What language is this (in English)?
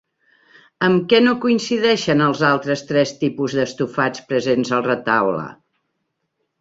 Catalan